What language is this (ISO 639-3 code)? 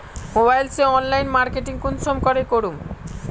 mag